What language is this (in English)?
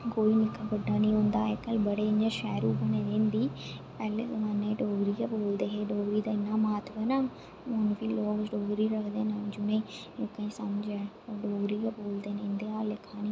Dogri